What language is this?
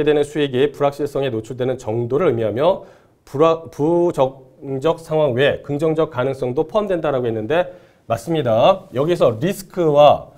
Korean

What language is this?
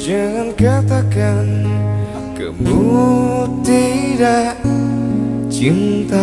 Indonesian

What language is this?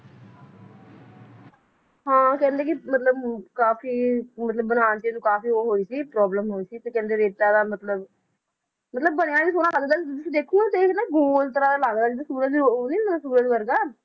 Punjabi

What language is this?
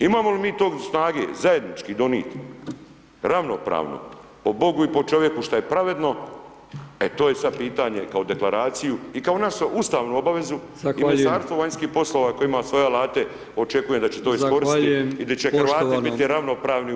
Croatian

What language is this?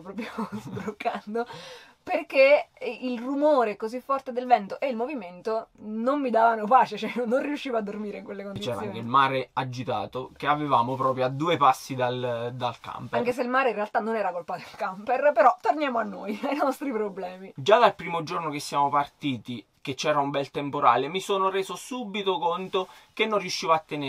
Italian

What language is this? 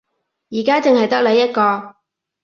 Cantonese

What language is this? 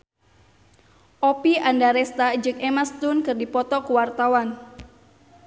Sundanese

